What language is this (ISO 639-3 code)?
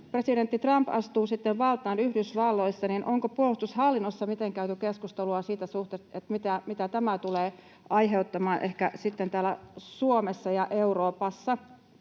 fin